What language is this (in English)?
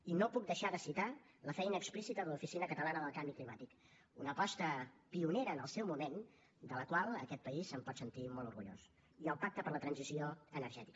Catalan